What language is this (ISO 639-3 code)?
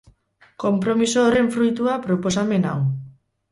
eus